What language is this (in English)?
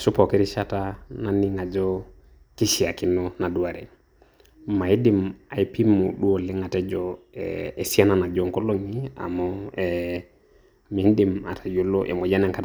Masai